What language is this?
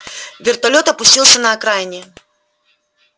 Russian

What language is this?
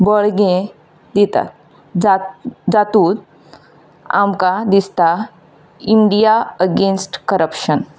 Konkani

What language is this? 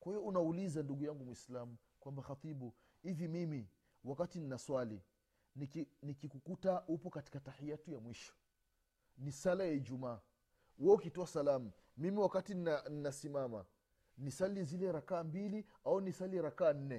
Swahili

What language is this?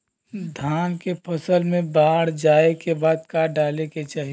Bhojpuri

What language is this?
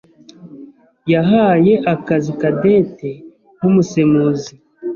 Kinyarwanda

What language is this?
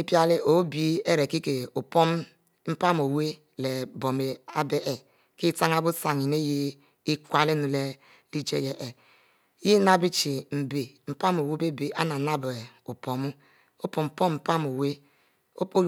Mbe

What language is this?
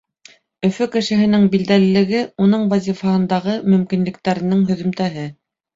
Bashkir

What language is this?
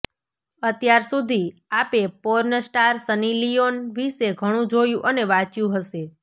Gujarati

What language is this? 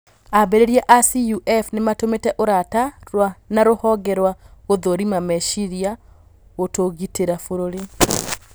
Kikuyu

